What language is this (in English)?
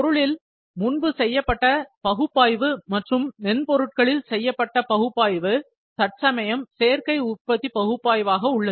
Tamil